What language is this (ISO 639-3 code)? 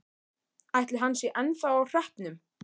isl